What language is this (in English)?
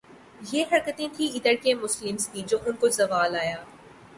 Urdu